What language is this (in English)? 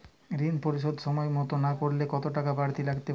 Bangla